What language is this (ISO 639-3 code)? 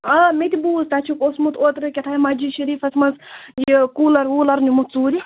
kas